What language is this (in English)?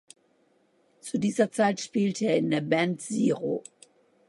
German